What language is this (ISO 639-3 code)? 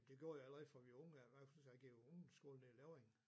dan